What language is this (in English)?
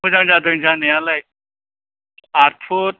Bodo